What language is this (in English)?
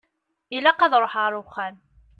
Kabyle